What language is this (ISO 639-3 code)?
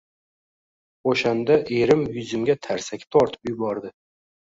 uzb